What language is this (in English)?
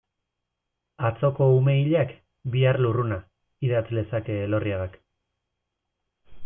Basque